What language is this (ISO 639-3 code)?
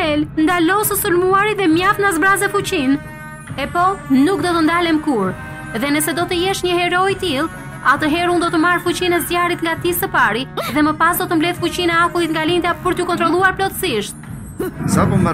ron